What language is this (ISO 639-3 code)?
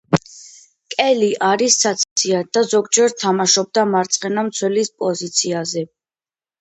kat